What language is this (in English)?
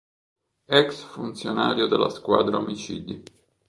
Italian